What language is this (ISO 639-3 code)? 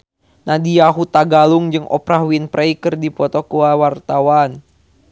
sun